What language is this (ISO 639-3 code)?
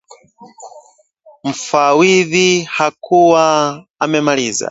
swa